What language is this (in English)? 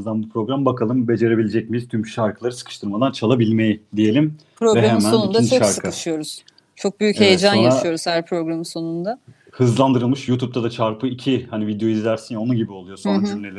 Turkish